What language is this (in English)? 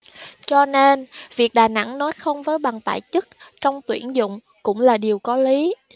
Vietnamese